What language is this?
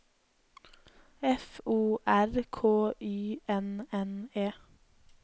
Norwegian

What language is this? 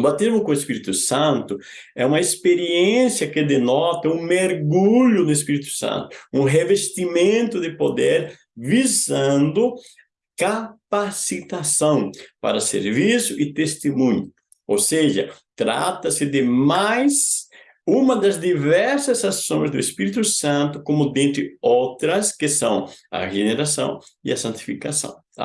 Portuguese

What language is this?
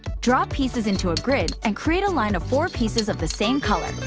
English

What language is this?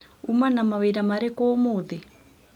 Kikuyu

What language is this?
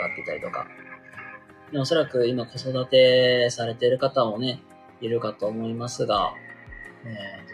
Japanese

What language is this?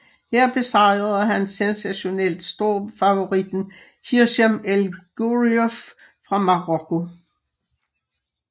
Danish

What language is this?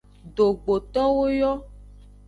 Aja (Benin)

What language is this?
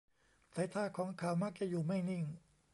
Thai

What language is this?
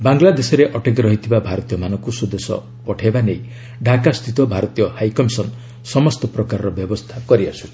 Odia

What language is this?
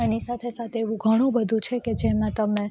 Gujarati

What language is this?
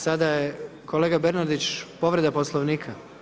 Croatian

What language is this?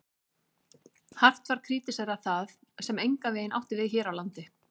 Icelandic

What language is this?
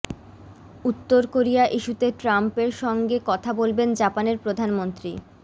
Bangla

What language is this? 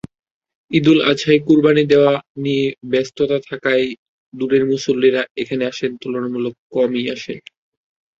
Bangla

